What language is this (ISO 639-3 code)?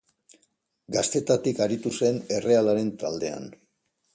eus